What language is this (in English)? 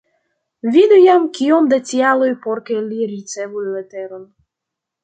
Esperanto